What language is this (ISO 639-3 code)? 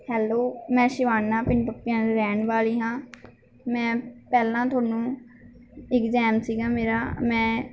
pan